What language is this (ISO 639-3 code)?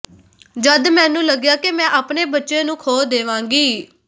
pan